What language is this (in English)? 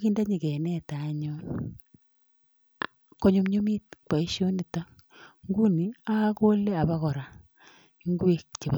Kalenjin